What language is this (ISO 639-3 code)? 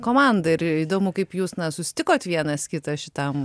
lit